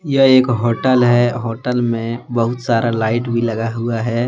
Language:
Hindi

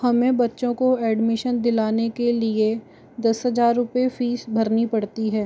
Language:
Hindi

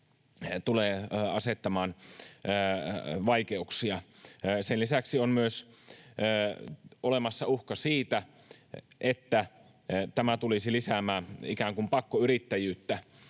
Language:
Finnish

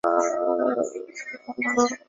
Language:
Chinese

